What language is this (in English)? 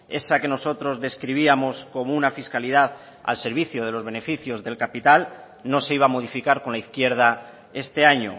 Spanish